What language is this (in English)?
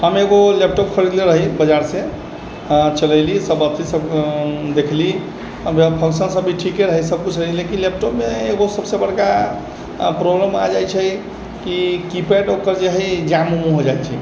Maithili